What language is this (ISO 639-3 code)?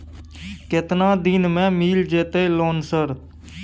mai